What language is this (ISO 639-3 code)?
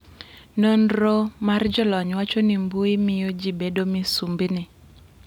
luo